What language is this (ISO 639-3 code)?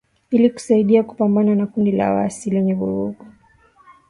swa